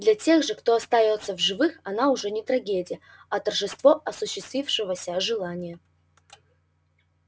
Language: Russian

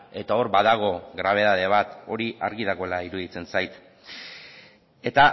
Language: Basque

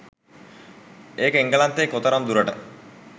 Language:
Sinhala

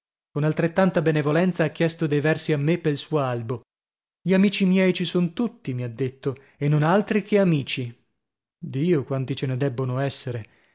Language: Italian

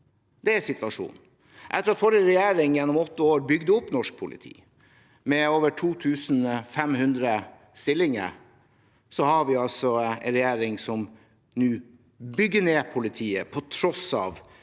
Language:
Norwegian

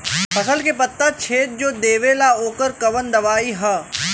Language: Bhojpuri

